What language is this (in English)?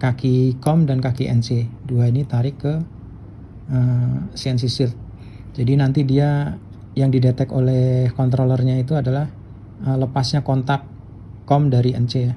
Indonesian